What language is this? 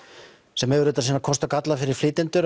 Icelandic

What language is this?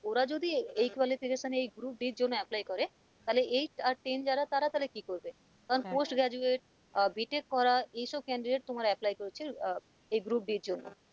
Bangla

